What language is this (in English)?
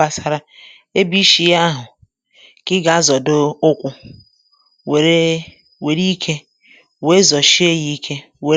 Igbo